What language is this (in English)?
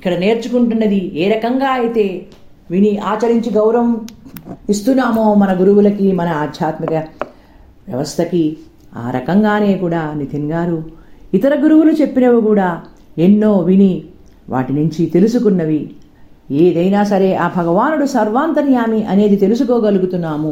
Telugu